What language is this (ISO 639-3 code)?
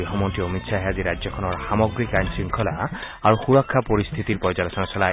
asm